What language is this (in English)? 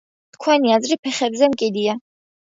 Georgian